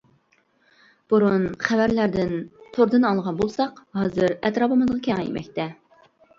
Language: Uyghur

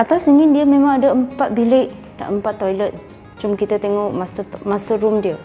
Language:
Malay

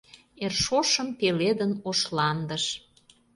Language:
Mari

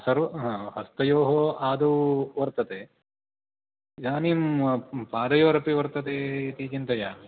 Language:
Sanskrit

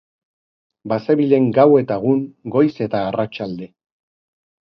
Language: Basque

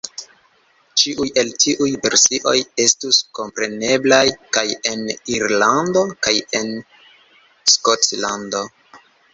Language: Esperanto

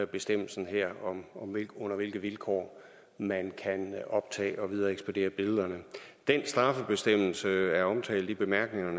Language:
Danish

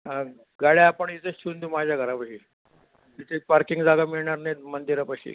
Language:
Marathi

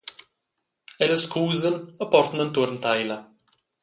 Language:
Romansh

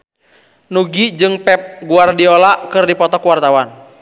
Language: Sundanese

